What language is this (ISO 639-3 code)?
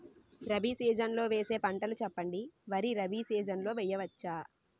tel